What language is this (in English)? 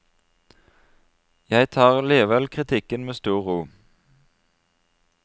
Norwegian